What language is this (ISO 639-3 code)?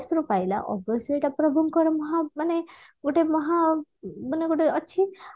ori